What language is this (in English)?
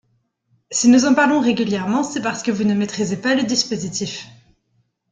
French